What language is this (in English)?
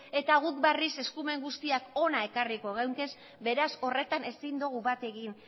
Basque